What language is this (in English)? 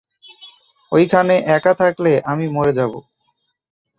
Bangla